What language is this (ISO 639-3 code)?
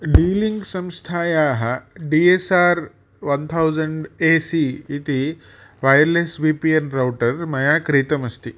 san